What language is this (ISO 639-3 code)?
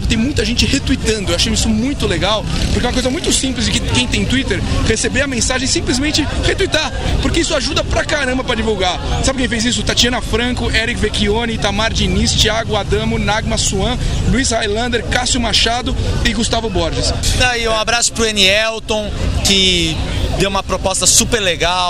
por